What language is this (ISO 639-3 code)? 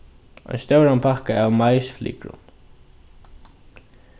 fao